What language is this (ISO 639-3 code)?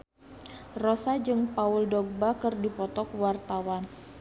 sun